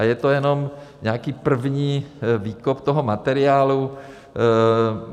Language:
Czech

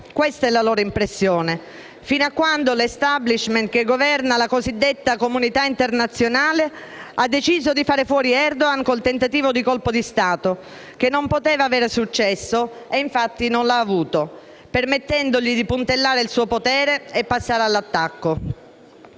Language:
Italian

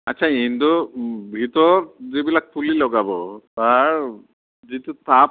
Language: Assamese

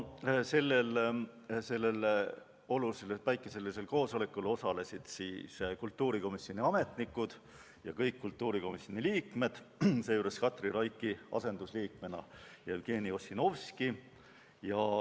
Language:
Estonian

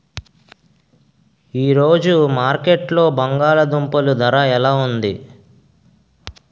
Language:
Telugu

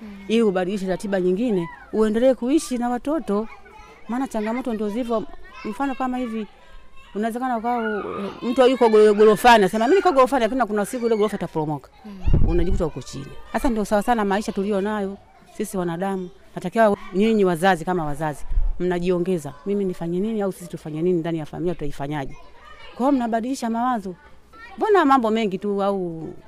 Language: Swahili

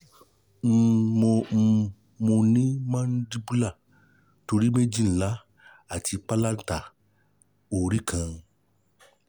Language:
Yoruba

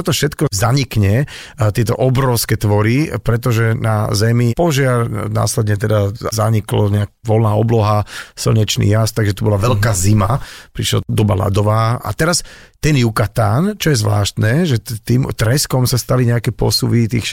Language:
Slovak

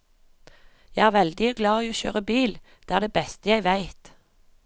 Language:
Norwegian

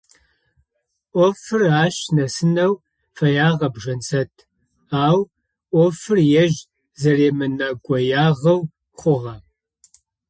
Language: Adyghe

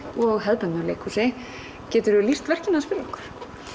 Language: Icelandic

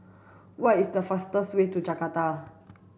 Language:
English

